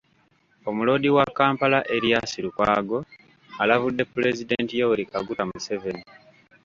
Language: Ganda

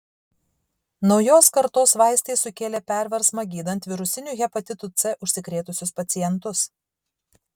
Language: Lithuanian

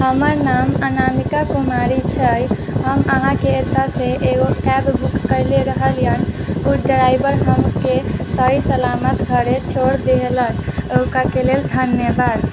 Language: Maithili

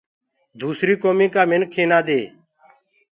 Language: Gurgula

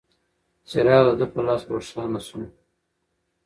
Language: Pashto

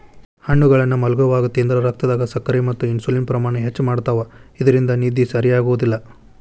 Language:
Kannada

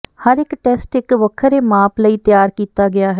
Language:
Punjabi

